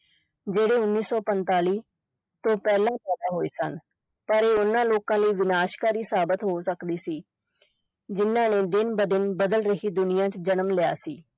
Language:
Punjabi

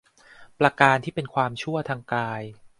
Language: Thai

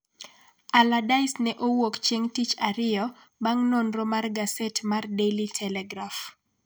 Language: Luo (Kenya and Tanzania)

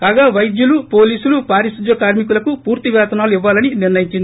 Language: Telugu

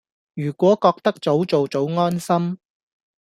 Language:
Cantonese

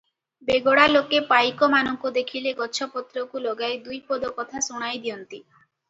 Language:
Odia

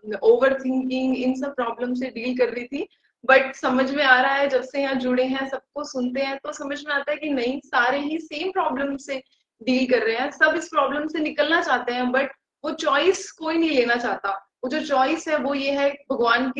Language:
Hindi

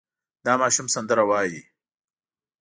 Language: Pashto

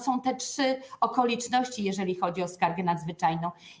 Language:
Polish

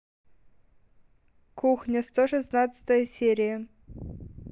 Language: Russian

